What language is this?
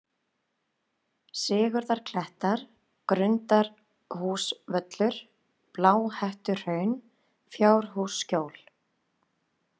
Icelandic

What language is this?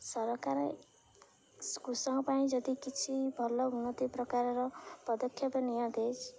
Odia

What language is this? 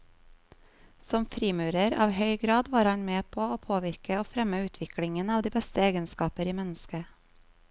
Norwegian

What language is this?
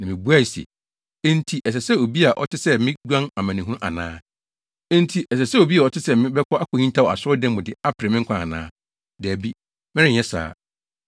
Akan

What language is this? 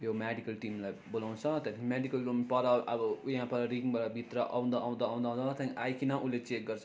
Nepali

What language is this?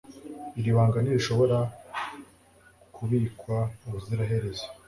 Kinyarwanda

